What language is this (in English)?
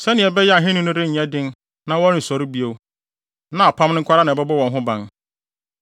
Akan